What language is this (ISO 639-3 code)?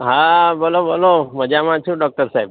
guj